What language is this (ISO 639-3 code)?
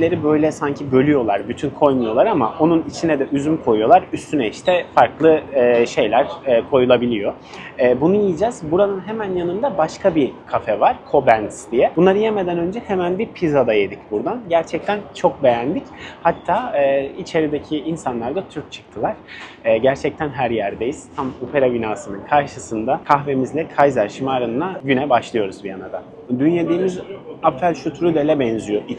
tur